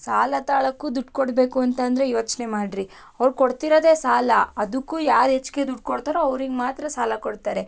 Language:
Kannada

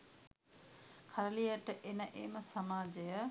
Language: Sinhala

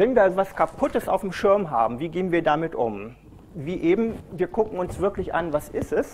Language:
German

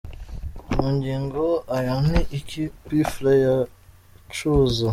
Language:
Kinyarwanda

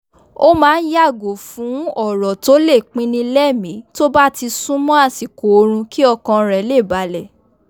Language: Yoruba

